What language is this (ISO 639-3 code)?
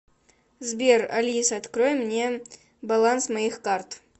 rus